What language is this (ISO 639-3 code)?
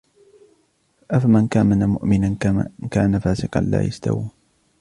ara